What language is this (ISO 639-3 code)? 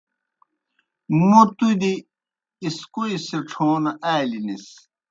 plk